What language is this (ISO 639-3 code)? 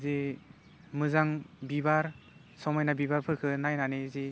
brx